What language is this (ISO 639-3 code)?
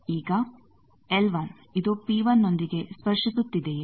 kan